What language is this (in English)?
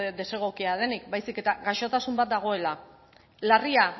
Basque